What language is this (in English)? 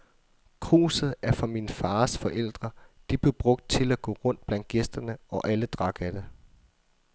Danish